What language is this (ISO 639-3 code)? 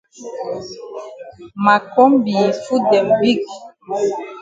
wes